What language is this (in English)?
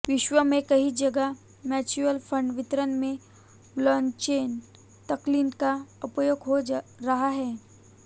Hindi